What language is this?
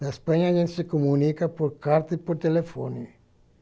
Portuguese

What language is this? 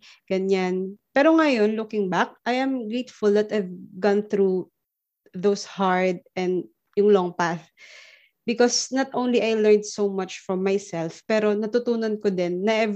Filipino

